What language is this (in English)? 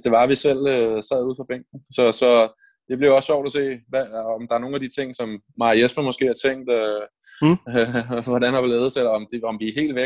Danish